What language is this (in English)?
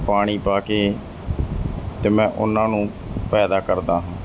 Punjabi